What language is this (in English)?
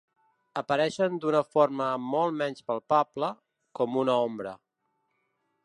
Catalan